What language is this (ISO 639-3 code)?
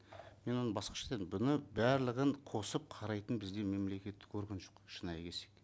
kaz